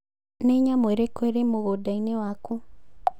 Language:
Kikuyu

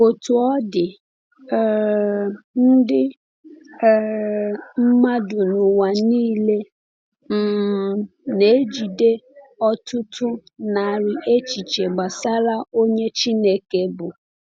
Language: Igbo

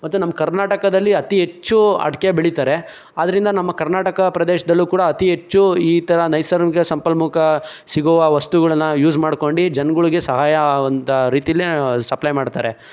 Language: Kannada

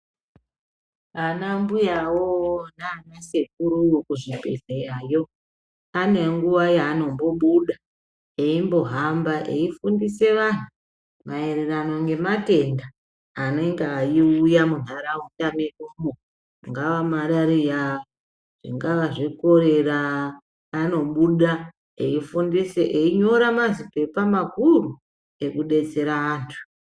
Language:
Ndau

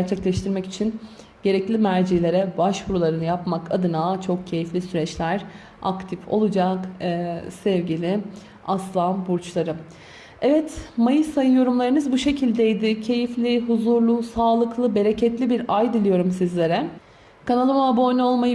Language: Turkish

